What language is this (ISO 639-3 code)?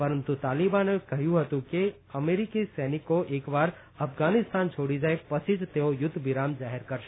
guj